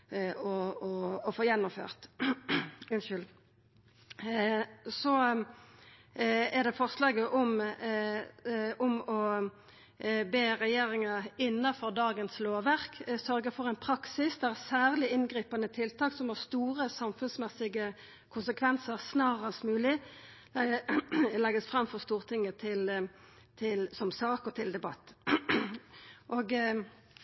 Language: Norwegian Nynorsk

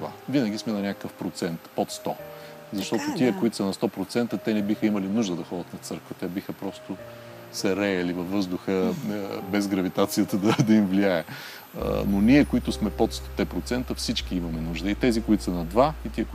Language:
Bulgarian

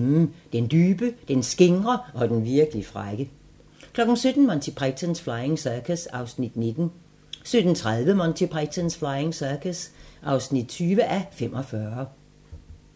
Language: Danish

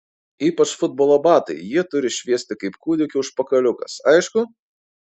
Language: Lithuanian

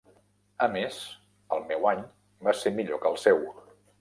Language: Catalan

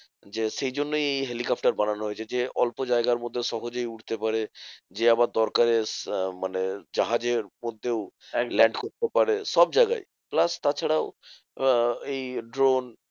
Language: Bangla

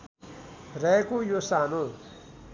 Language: Nepali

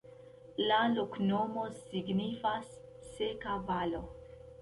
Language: Esperanto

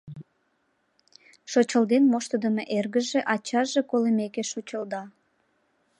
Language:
Mari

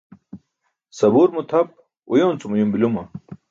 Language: Burushaski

